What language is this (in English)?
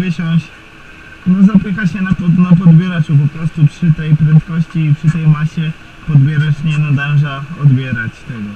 Polish